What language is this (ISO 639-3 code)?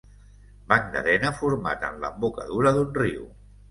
cat